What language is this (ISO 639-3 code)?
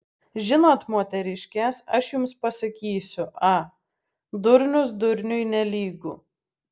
lit